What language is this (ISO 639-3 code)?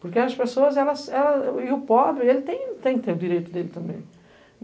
por